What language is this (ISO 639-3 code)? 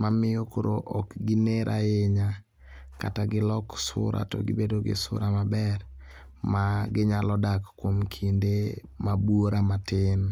luo